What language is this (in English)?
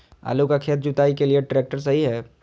Magahi